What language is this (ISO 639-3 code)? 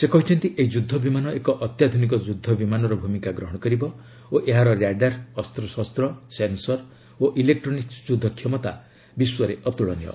ori